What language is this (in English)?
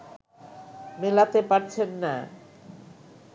Bangla